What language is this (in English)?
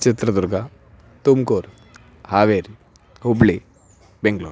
Sanskrit